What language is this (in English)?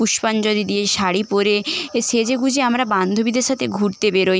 Bangla